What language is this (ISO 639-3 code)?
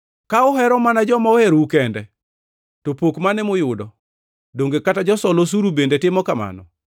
luo